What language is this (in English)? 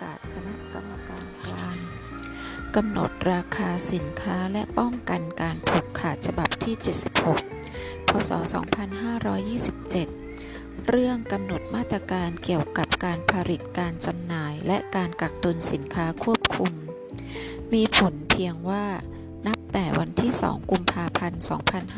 Thai